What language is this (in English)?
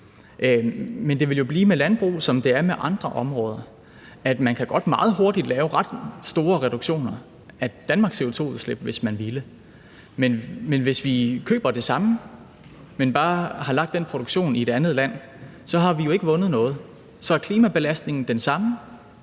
Danish